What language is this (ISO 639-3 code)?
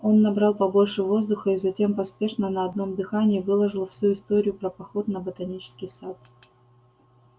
rus